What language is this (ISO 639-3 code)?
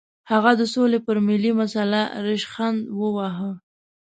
pus